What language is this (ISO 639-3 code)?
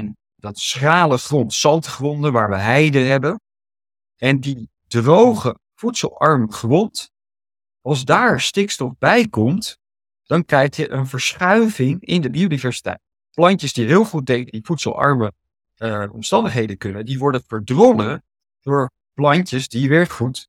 nld